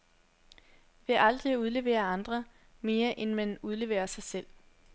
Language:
Danish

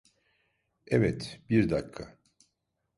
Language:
Turkish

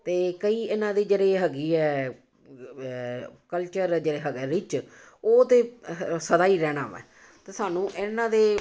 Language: Punjabi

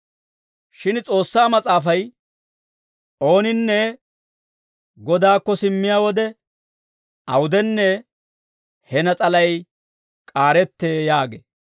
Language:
Dawro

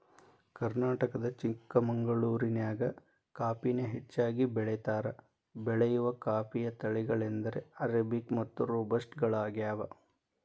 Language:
Kannada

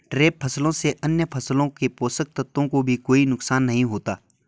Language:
Hindi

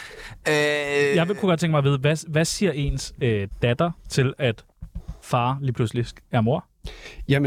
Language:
Danish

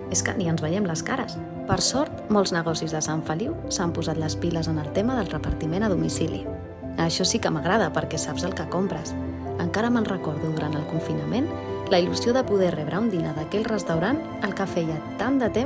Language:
Catalan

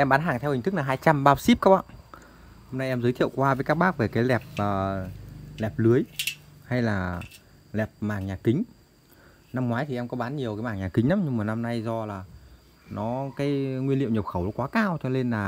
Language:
Vietnamese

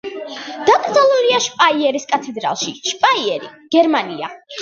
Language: Georgian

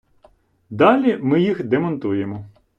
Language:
Ukrainian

